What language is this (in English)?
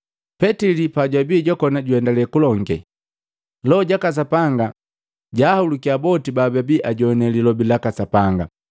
Matengo